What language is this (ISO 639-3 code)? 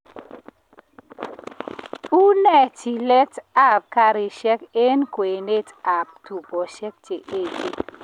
kln